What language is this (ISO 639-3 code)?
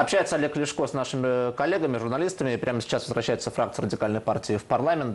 ukr